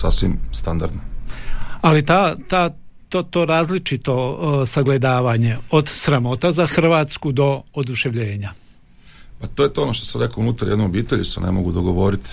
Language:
Croatian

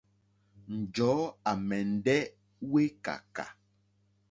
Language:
Mokpwe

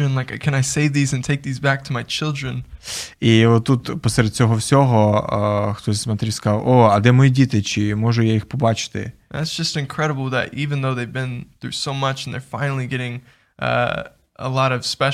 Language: Ukrainian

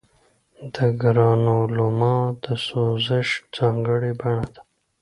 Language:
Pashto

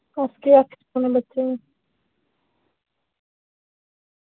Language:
Dogri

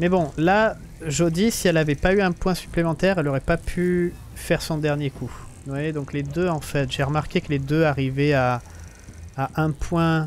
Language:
French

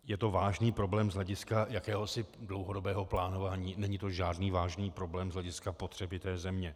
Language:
Czech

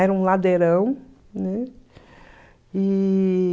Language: Portuguese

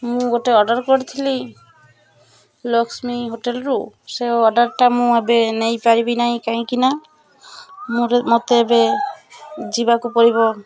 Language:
Odia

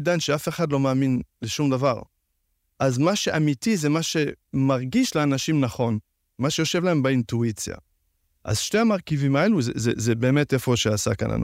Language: Hebrew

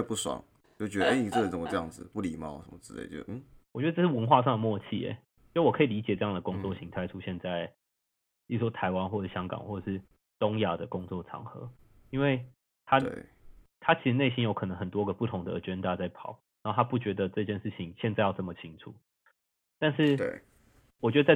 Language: Chinese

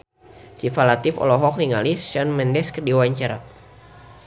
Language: Sundanese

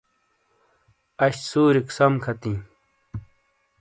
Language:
Shina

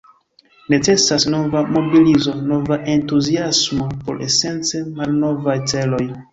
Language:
Esperanto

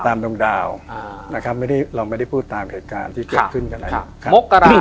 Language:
Thai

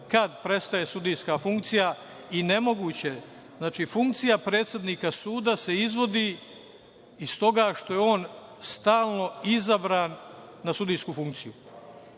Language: Serbian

